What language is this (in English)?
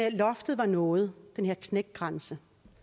Danish